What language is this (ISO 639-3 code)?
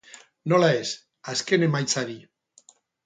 eus